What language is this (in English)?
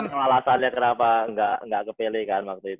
Indonesian